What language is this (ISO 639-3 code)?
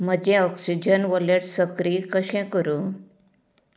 kok